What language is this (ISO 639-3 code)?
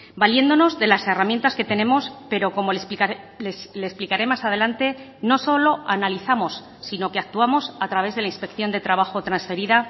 spa